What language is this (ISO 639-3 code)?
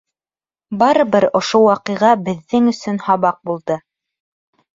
bak